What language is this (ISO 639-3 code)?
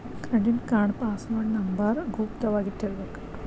kan